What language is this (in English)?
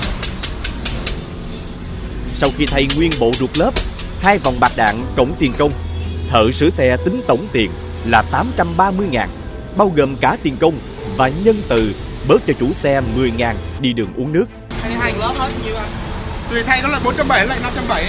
Vietnamese